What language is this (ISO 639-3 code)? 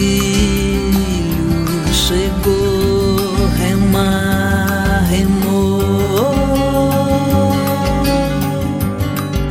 por